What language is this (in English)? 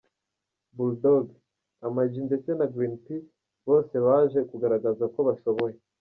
Kinyarwanda